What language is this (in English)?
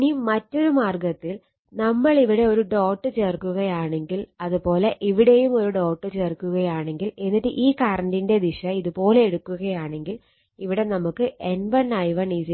Malayalam